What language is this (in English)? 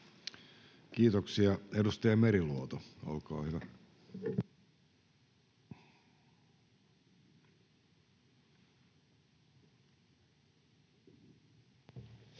Finnish